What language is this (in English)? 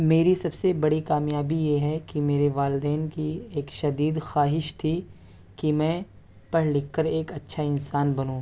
Urdu